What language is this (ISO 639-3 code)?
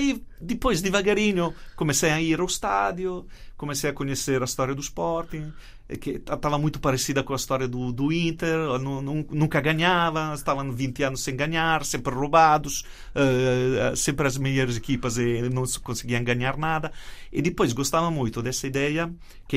por